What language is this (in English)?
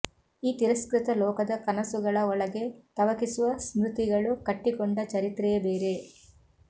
Kannada